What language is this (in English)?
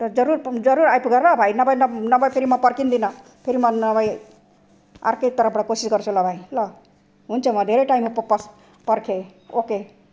Nepali